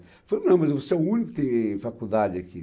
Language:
Portuguese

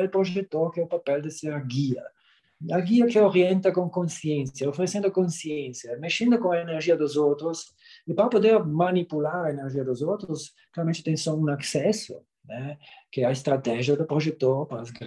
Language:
Portuguese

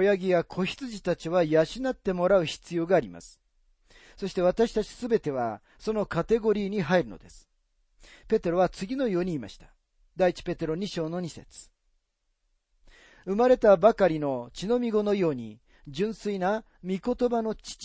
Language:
Japanese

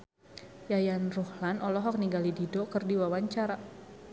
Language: Sundanese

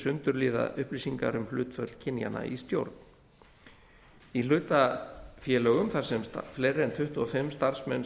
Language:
Icelandic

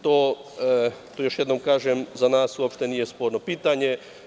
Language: Serbian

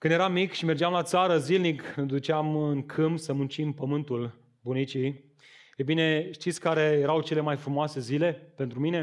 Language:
Romanian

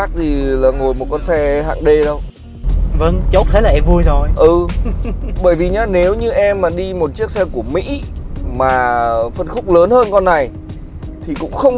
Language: Vietnamese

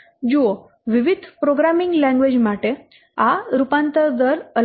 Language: Gujarati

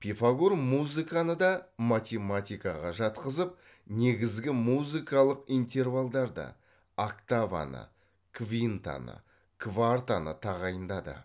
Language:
Kazakh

